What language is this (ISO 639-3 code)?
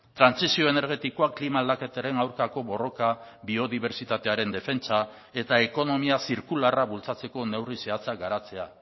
eus